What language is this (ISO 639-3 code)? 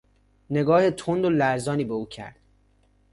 fas